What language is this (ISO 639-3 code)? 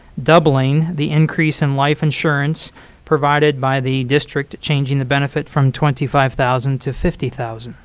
eng